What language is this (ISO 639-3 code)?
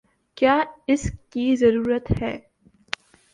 urd